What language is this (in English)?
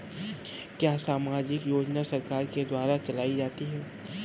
Hindi